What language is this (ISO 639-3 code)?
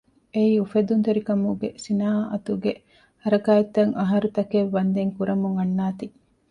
div